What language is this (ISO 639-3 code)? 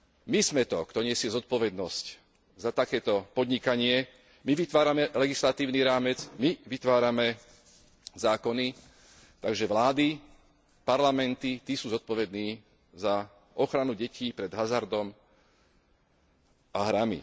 slk